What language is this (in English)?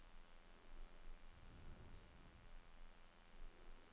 Norwegian